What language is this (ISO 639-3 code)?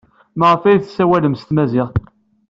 kab